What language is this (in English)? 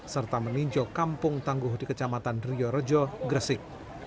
Indonesian